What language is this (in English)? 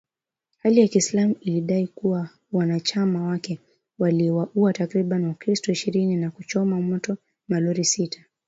Swahili